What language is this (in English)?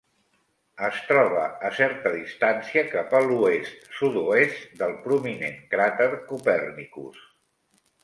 Catalan